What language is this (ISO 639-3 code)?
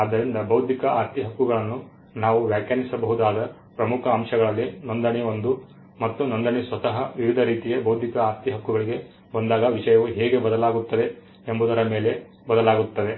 kan